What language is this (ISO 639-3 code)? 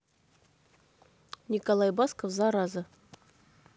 rus